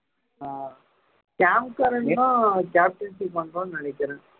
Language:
Tamil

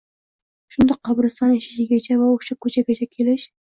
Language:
Uzbek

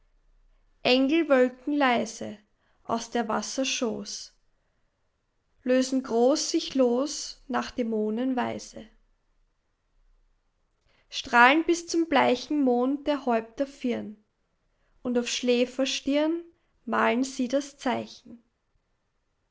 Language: German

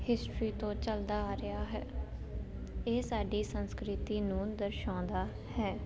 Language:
Punjabi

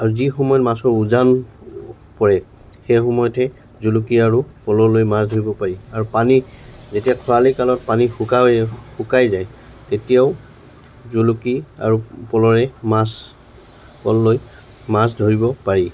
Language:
Assamese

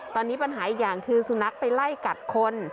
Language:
Thai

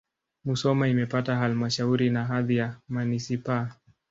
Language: Swahili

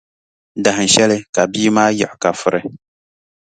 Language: Dagbani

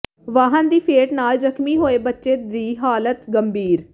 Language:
Punjabi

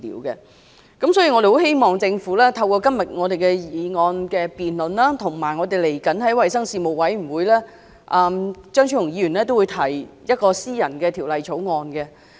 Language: Cantonese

